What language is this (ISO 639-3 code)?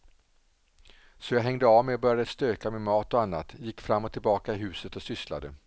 swe